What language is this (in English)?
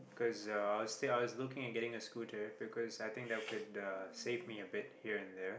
English